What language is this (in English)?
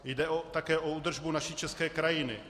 Czech